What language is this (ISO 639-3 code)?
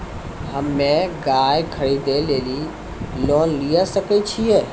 mai